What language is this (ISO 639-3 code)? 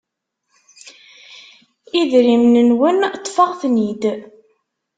kab